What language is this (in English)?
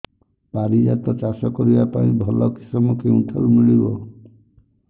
Odia